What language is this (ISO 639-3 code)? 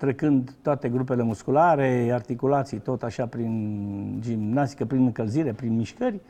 ron